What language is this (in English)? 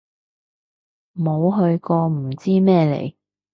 Cantonese